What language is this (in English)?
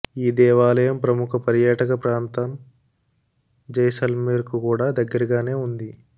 Telugu